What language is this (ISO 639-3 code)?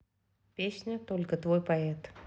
rus